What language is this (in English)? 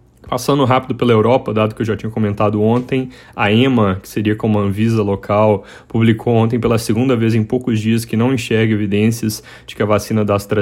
Portuguese